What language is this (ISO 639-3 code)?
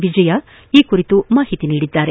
kan